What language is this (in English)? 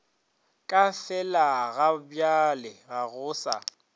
Northern Sotho